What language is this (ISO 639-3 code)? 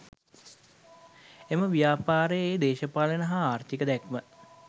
sin